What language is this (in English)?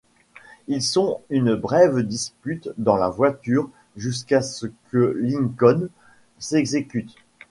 French